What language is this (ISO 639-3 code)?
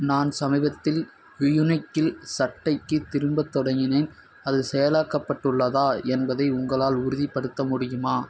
tam